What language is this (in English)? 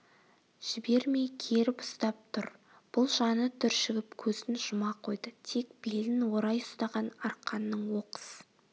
Kazakh